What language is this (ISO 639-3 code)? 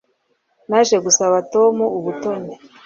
kin